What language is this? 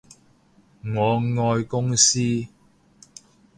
Cantonese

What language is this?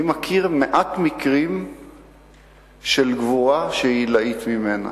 Hebrew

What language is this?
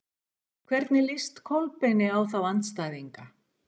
Icelandic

